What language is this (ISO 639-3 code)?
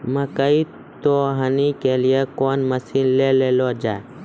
mai